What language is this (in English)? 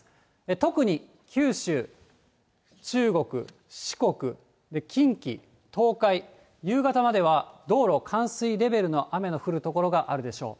Japanese